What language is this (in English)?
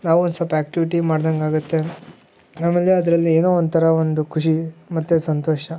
Kannada